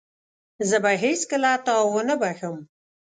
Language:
Pashto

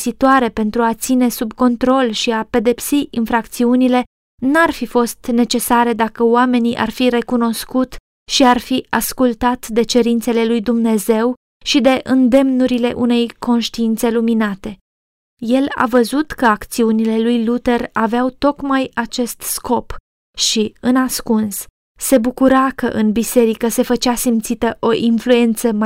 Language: Romanian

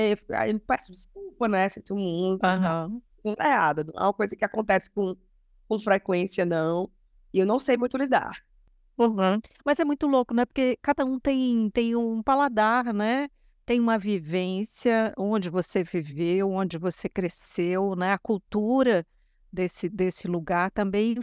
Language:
Portuguese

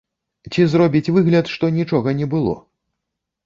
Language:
Belarusian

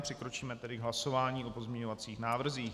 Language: Czech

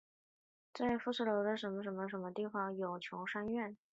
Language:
Chinese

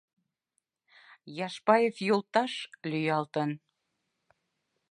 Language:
Mari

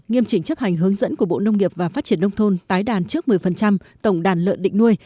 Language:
Vietnamese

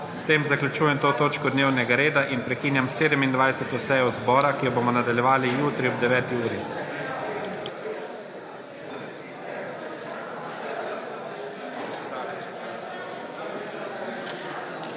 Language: Slovenian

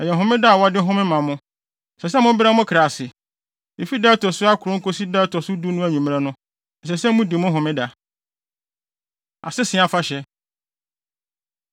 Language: Akan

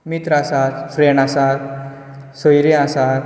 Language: Konkani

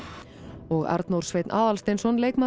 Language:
Icelandic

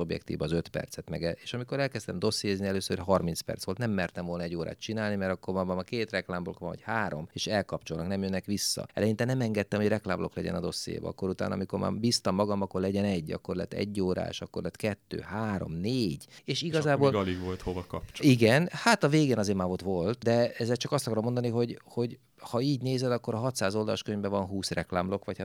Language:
Hungarian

